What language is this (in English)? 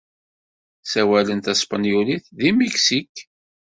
Kabyle